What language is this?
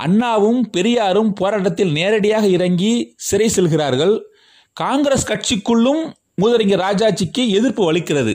Tamil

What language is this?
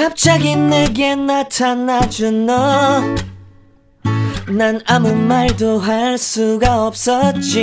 Korean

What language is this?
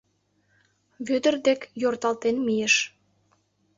Mari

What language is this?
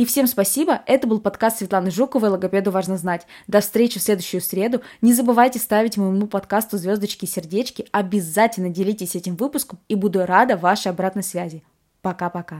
Russian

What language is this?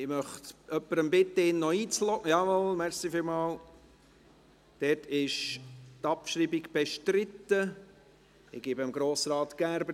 Swiss German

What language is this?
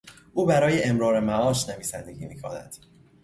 Persian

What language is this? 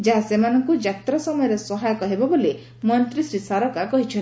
Odia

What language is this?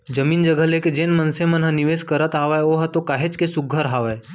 Chhattisgarhi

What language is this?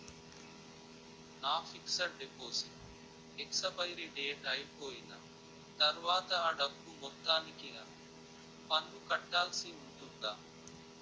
Telugu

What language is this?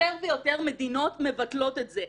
Hebrew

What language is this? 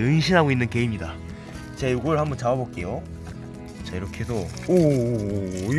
Korean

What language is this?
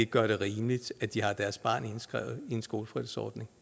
Danish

